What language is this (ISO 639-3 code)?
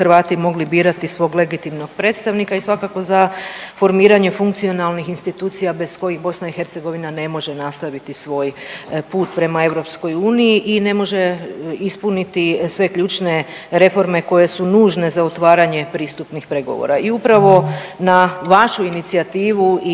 hrv